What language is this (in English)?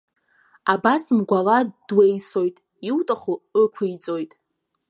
Abkhazian